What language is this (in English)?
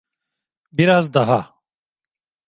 Turkish